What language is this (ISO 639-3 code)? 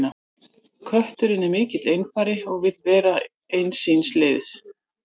isl